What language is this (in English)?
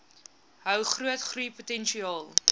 Afrikaans